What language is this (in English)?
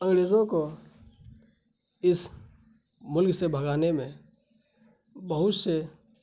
Urdu